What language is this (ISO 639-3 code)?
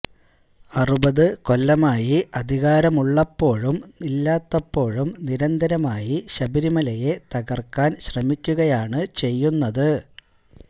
mal